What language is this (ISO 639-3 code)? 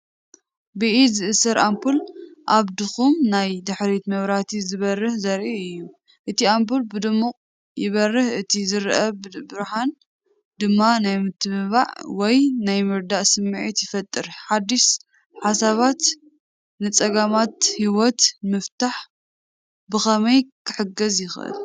tir